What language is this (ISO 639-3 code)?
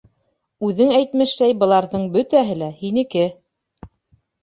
bak